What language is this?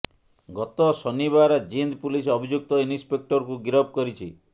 Odia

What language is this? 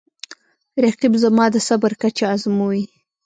Pashto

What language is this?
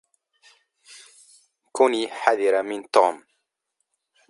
Arabic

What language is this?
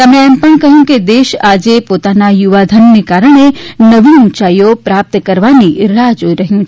Gujarati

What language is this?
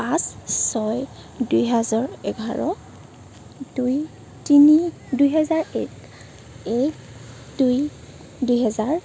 Assamese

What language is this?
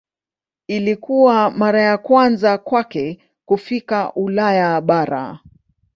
Swahili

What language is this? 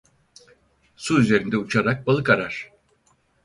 Turkish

